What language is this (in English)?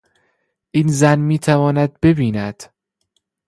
Persian